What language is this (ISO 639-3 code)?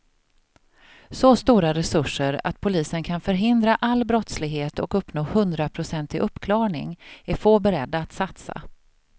swe